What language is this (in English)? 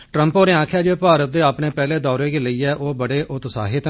Dogri